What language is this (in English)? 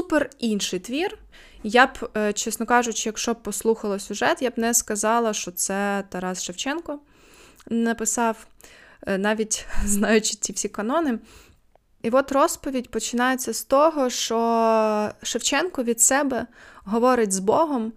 Ukrainian